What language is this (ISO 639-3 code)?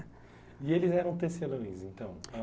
por